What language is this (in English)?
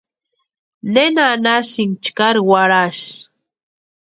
Western Highland Purepecha